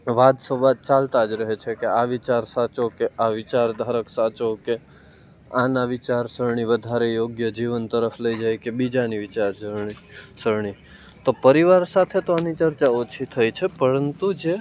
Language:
Gujarati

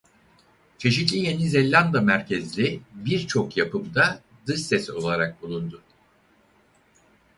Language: Turkish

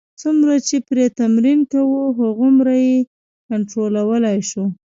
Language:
Pashto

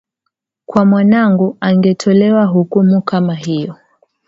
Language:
Swahili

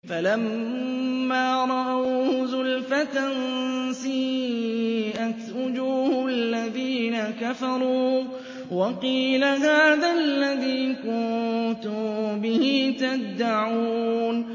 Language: Arabic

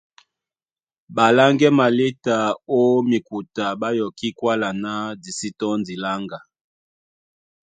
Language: Duala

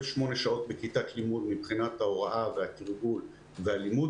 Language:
Hebrew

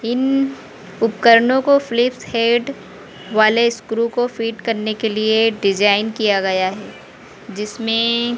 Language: Hindi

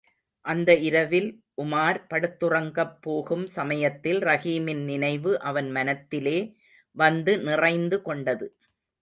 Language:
Tamil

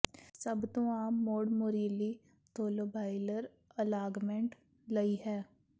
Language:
Punjabi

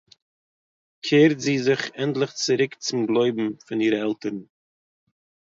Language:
Yiddish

